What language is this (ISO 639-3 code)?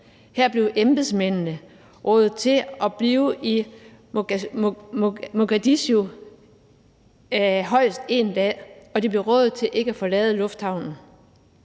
dan